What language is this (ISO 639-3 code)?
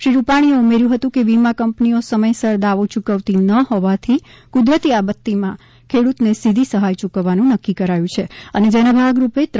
guj